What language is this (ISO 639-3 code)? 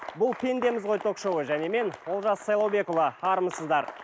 kaz